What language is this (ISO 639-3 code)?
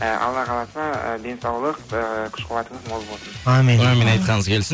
kaz